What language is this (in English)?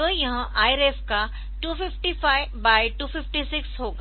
Hindi